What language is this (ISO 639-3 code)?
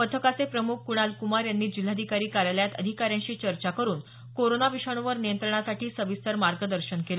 mar